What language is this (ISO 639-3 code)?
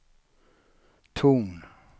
swe